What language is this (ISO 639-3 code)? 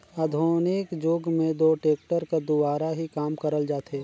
hne